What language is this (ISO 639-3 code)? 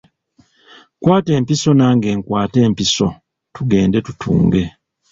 lug